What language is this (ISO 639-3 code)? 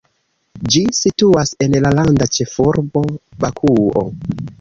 epo